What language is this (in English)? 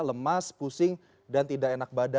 Indonesian